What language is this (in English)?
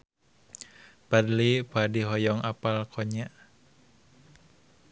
Sundanese